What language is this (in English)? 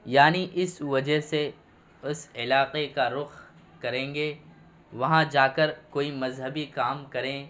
Urdu